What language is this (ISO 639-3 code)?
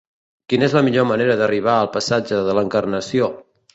cat